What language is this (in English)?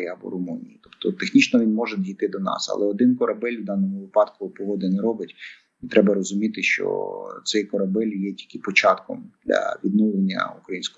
Ukrainian